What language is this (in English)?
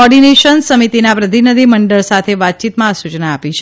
Gujarati